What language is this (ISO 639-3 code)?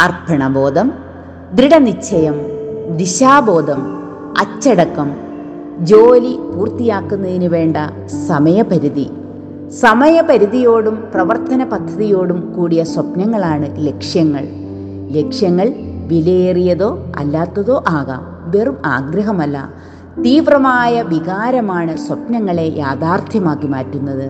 mal